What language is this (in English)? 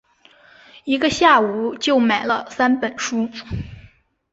Chinese